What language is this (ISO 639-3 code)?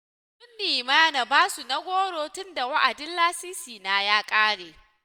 hau